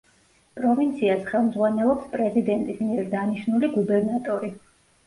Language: Georgian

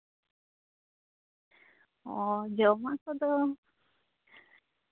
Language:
Santali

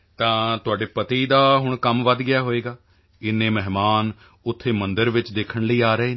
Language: Punjabi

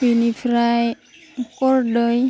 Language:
Bodo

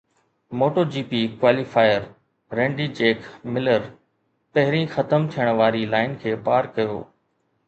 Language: Sindhi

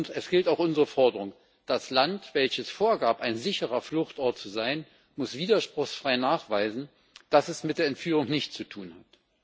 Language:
German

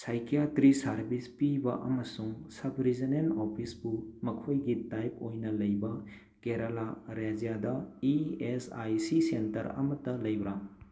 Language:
Manipuri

